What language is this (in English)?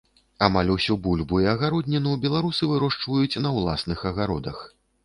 Belarusian